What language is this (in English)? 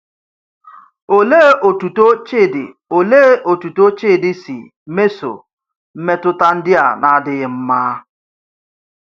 Igbo